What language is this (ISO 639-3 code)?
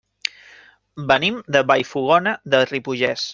cat